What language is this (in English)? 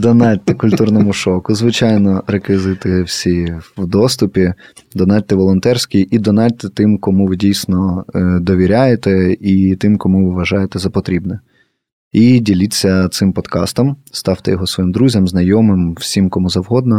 Ukrainian